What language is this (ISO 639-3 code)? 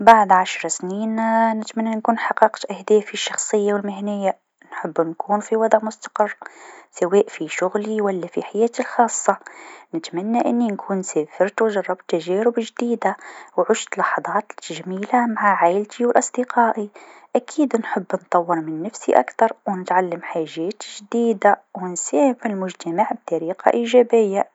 aeb